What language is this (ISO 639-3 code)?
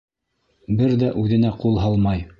bak